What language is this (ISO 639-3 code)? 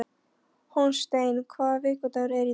isl